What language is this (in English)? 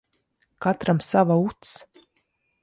Latvian